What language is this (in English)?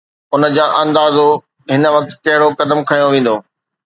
Sindhi